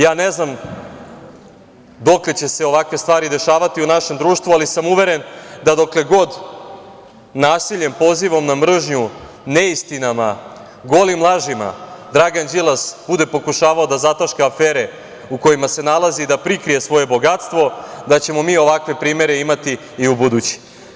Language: Serbian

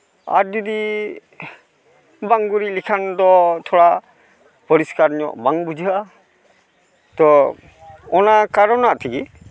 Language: Santali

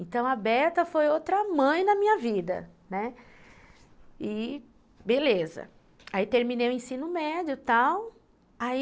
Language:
Portuguese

